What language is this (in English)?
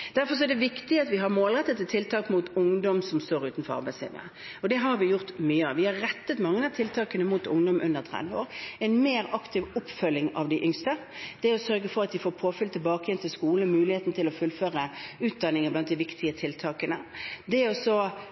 Norwegian Bokmål